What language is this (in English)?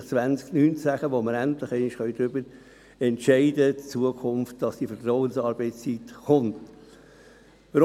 Swiss German